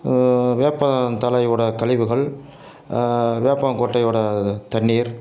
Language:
Tamil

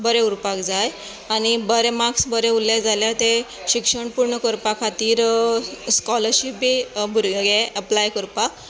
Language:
Konkani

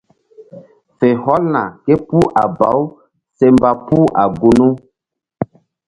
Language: Mbum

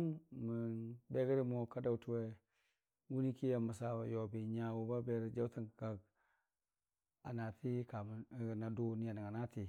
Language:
Dijim-Bwilim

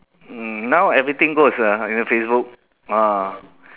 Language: English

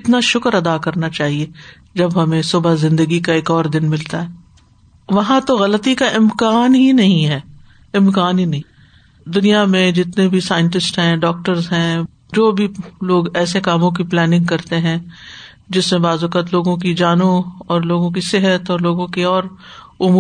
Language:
Urdu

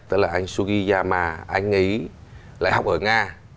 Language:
Vietnamese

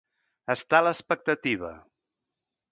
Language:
Catalan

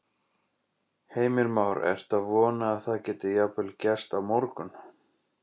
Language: Icelandic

